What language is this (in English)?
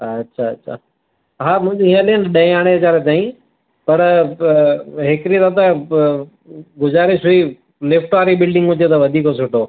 Sindhi